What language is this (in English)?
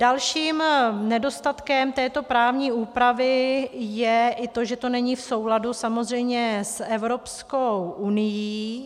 Czech